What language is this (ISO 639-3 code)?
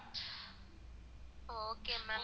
tam